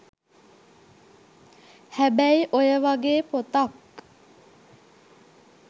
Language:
Sinhala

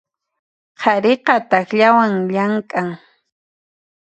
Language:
Puno Quechua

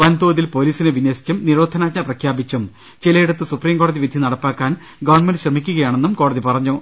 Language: Malayalam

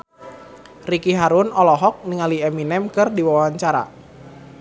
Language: Sundanese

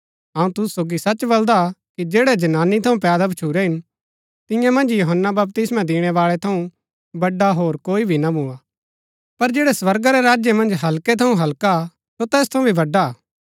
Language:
Gaddi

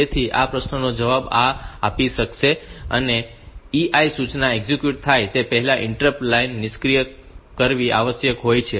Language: Gujarati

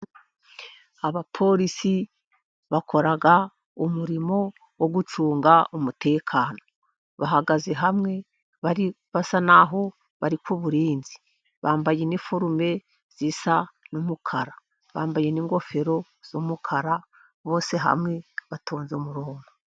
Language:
Kinyarwanda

